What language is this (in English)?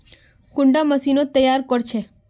Magahi